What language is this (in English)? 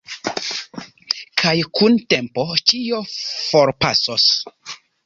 Esperanto